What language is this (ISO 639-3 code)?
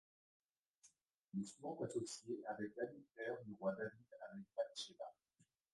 fra